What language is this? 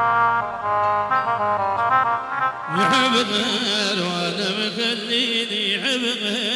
Arabic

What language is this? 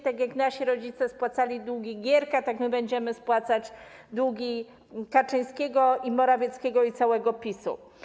Polish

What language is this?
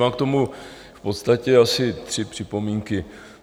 Czech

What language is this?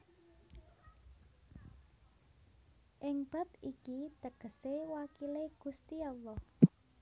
Javanese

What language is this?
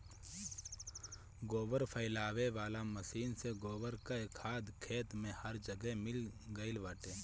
Bhojpuri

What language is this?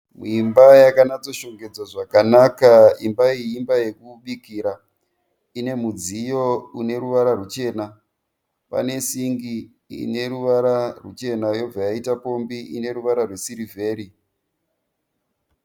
Shona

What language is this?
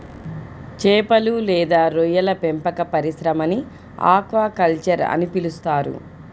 Telugu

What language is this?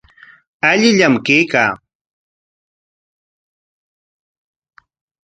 Corongo Ancash Quechua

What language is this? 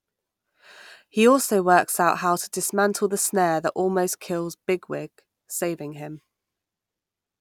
English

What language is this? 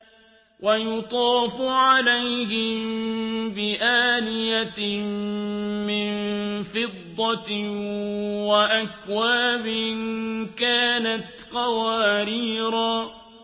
Arabic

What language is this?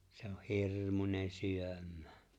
Finnish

